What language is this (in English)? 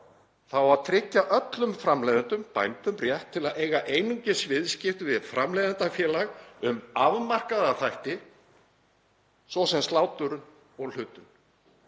Icelandic